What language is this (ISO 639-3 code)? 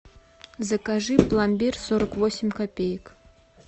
rus